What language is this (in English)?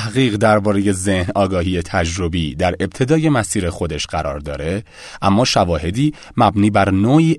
Persian